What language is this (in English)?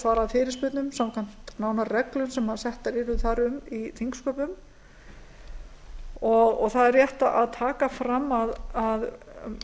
Icelandic